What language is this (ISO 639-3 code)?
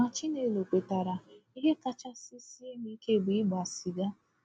ibo